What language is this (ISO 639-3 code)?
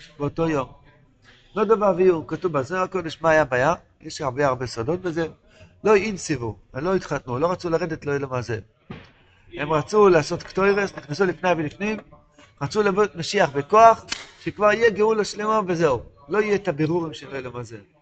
heb